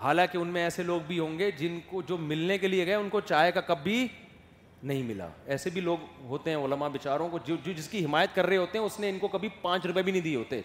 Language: Urdu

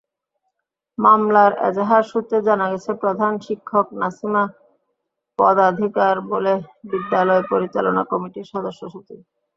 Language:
Bangla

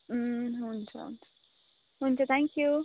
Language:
Nepali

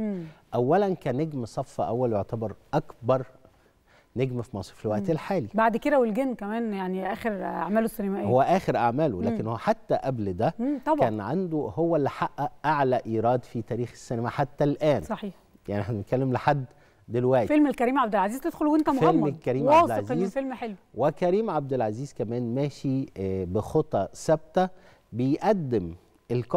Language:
Arabic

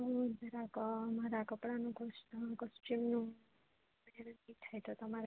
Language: Gujarati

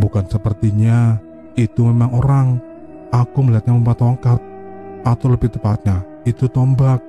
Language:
Indonesian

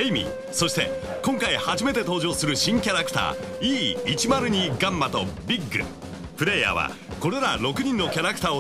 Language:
Japanese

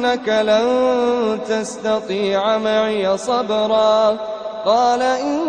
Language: Arabic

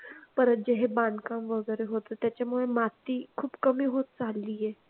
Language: Marathi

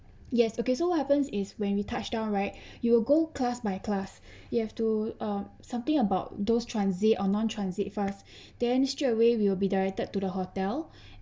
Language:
English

